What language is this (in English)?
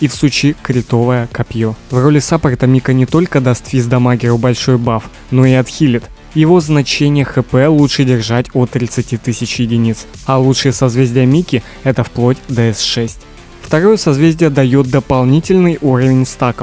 Russian